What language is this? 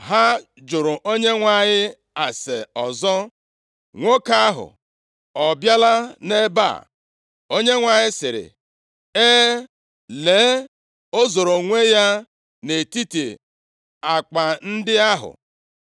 Igbo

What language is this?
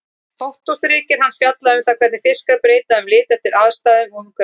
Icelandic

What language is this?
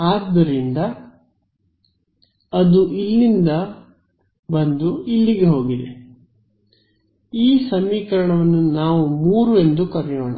Kannada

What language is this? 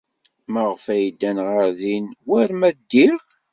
Kabyle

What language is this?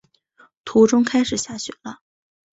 Chinese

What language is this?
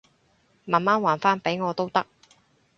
Cantonese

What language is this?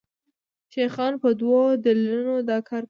Pashto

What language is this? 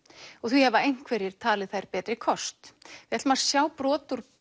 Icelandic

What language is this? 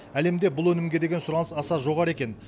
Kazakh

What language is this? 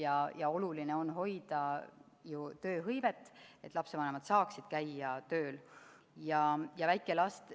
Estonian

